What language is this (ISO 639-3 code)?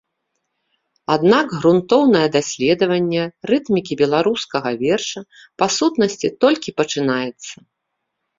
bel